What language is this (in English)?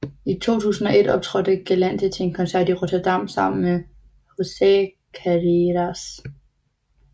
Danish